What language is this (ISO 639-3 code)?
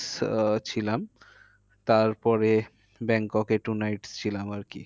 ben